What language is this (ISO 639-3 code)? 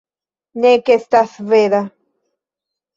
epo